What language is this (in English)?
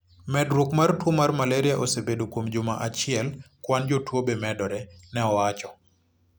Luo (Kenya and Tanzania)